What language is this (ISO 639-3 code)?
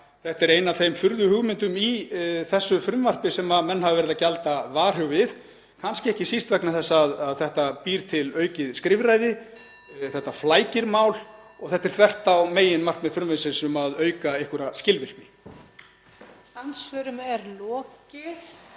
isl